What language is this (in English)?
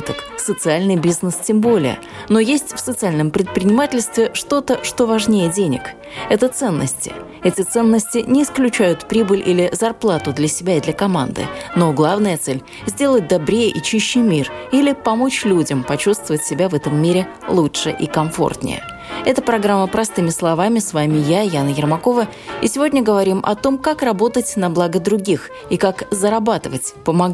Russian